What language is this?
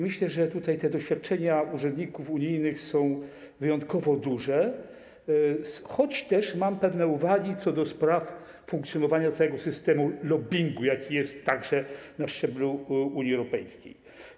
Polish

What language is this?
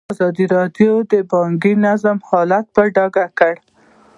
Pashto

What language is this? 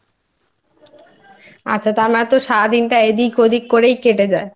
Bangla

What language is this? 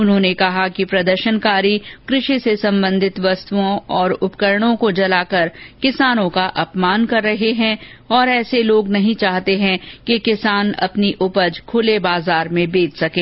Hindi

